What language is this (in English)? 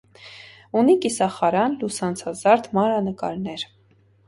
Armenian